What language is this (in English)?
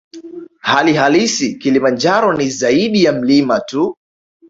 Swahili